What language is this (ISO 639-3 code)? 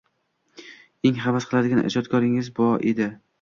uzb